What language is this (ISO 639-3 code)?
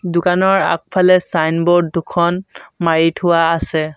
asm